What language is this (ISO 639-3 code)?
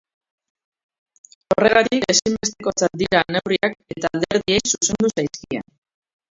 eus